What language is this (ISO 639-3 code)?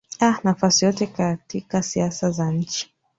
swa